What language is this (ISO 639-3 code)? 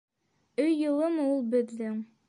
bak